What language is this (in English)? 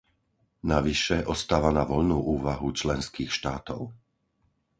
Slovak